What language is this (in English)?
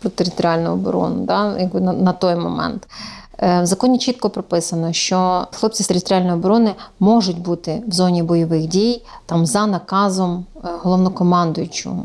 Ukrainian